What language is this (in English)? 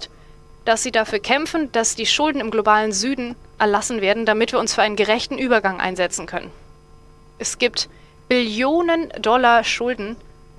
German